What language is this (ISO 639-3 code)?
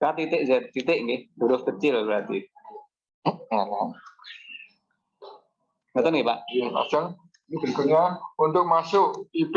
ind